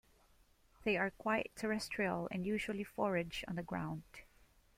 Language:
English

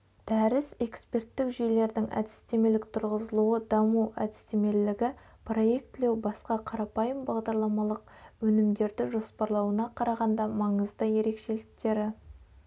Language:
Kazakh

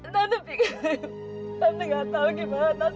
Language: Indonesian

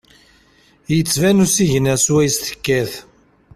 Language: Kabyle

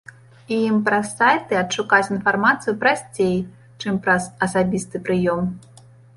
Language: Belarusian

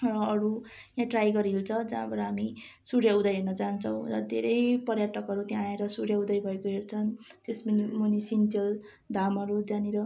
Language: Nepali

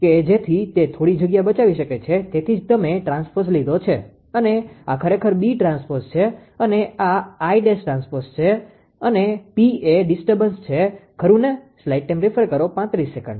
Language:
Gujarati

